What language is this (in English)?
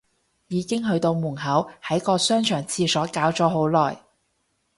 Cantonese